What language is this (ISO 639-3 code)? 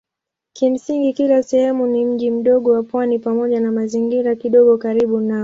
swa